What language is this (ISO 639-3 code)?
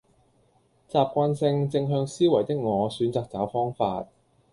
yue